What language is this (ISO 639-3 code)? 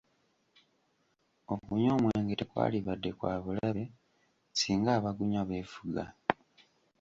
lug